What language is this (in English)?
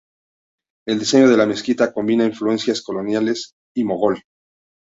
Spanish